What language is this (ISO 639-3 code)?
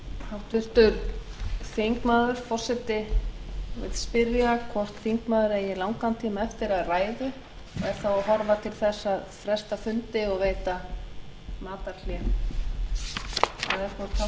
isl